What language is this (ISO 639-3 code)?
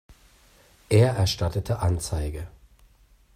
deu